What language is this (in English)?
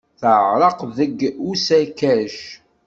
Kabyle